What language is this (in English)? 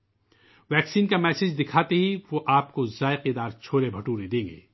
Urdu